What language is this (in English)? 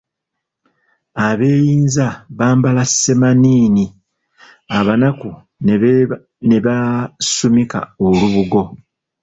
Ganda